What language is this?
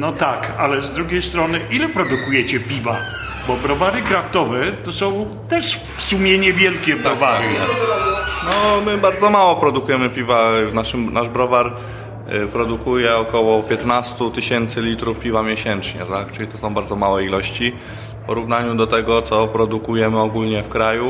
Polish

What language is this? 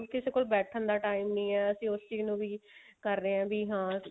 Punjabi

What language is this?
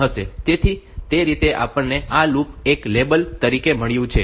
Gujarati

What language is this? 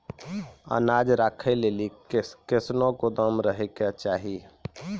Maithili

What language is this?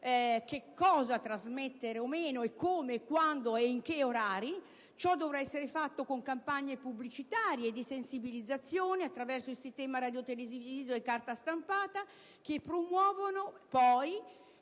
Italian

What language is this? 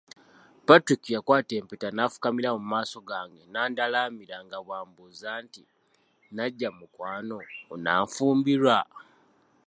Ganda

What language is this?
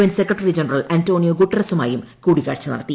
Malayalam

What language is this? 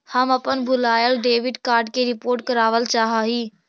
Magahi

